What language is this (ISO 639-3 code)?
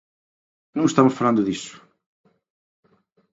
glg